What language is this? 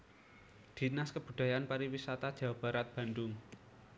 Javanese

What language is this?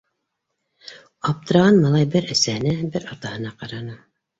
Bashkir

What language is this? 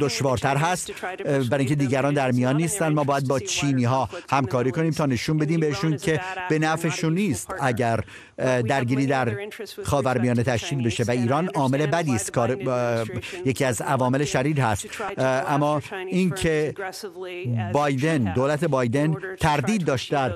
Persian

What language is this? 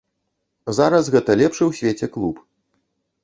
Belarusian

